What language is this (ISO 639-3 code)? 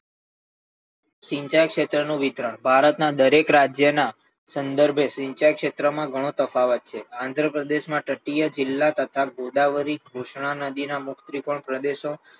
guj